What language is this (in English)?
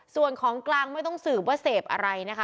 Thai